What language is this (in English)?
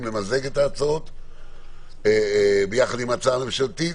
Hebrew